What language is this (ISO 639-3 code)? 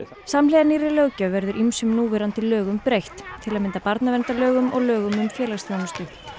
isl